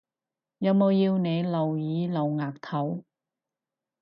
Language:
Cantonese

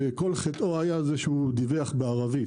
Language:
Hebrew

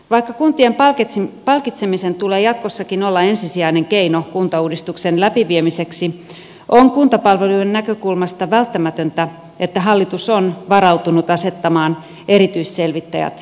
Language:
Finnish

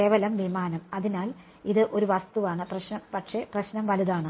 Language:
Malayalam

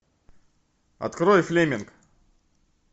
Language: Russian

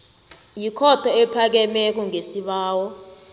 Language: South Ndebele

